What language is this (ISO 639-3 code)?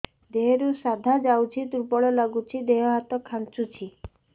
ori